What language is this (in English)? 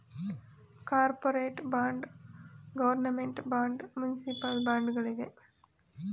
Kannada